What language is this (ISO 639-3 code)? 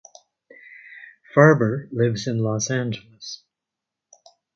eng